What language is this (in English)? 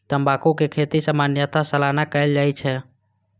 Maithili